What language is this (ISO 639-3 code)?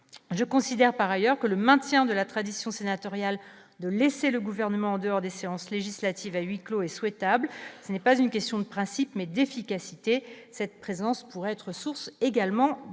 fra